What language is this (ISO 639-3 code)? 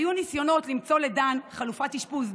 heb